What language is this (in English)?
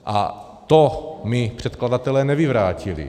Czech